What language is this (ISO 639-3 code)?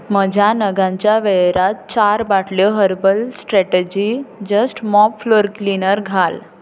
kok